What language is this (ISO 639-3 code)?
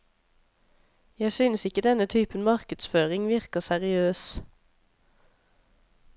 nor